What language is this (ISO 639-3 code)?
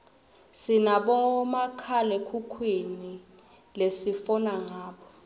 ssw